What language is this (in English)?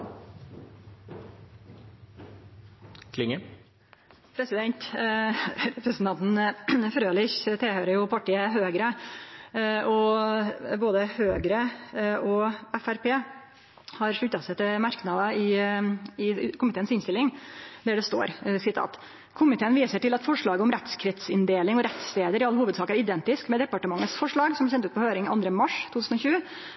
Norwegian